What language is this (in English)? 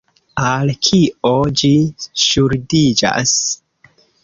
Esperanto